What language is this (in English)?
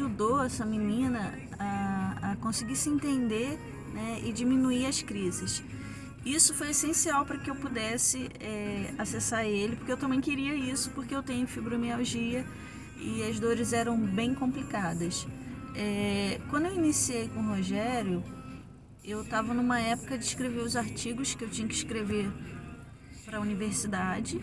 Portuguese